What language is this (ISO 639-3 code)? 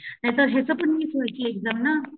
mar